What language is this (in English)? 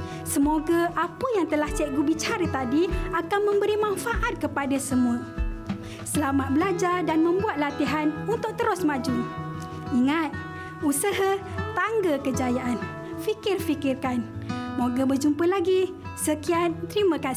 Malay